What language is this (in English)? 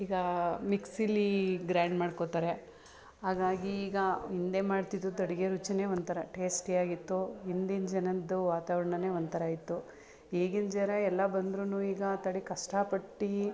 Kannada